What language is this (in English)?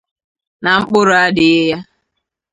Igbo